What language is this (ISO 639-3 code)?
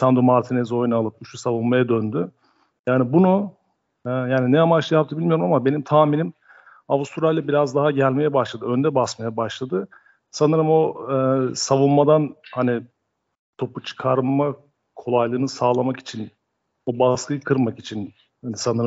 tur